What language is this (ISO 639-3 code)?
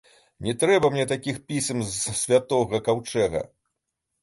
bel